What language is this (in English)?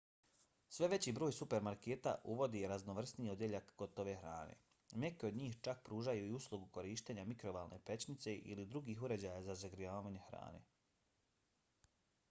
Bosnian